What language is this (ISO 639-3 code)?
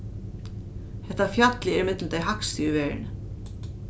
fao